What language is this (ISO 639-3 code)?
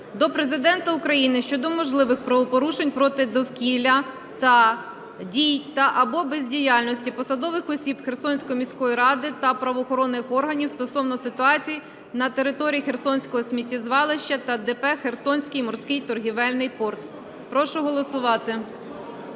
ukr